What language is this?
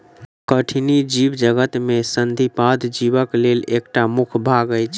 Maithili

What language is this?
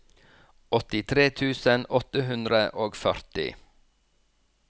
Norwegian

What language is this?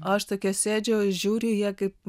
Lithuanian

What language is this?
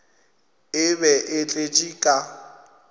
Northern Sotho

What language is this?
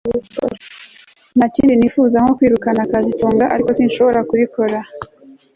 Kinyarwanda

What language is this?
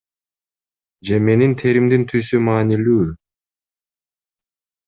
Kyrgyz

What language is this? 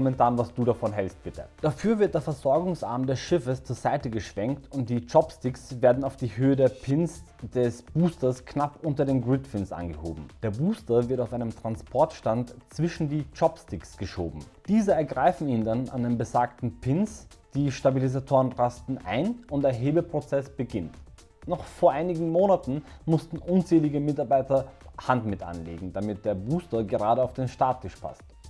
German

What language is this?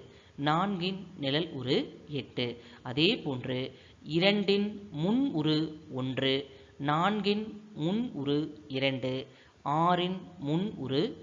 Tamil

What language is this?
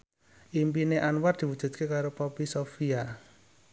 Javanese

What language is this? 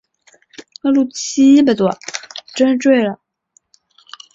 Chinese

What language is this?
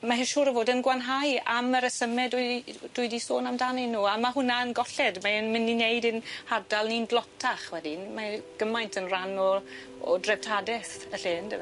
Welsh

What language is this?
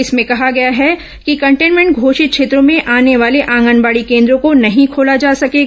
Hindi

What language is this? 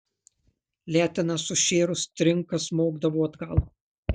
Lithuanian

